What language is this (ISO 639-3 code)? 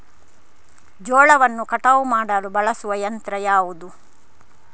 kan